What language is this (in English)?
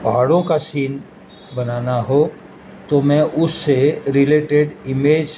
Urdu